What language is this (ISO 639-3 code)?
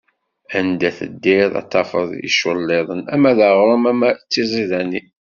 kab